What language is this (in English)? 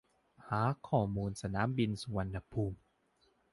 Thai